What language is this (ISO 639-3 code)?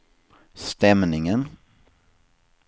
swe